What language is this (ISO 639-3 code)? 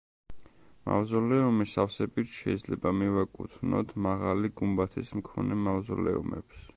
kat